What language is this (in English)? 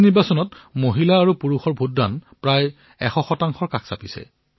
Assamese